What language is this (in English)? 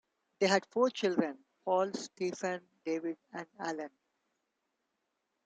English